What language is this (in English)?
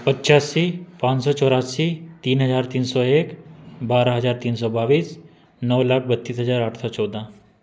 Hindi